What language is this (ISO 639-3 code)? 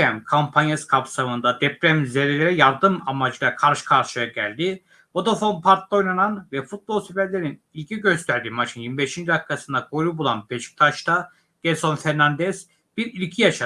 tur